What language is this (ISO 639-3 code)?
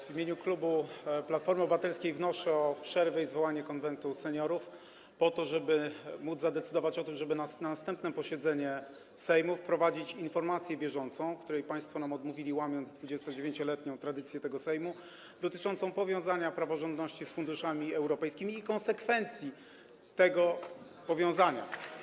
pol